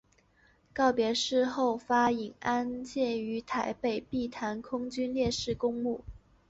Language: Chinese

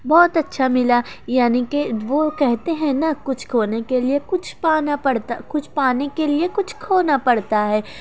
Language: Urdu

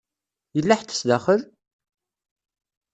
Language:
Kabyle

